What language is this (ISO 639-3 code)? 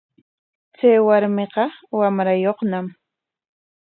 qwa